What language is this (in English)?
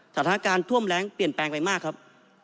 Thai